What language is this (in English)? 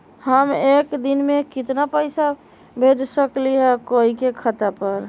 Magahi